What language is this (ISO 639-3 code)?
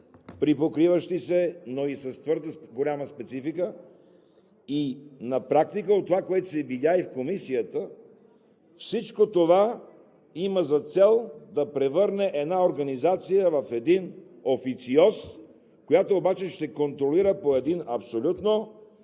bul